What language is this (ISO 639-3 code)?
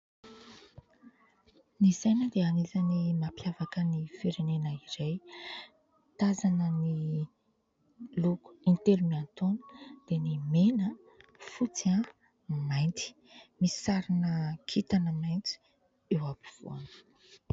mlg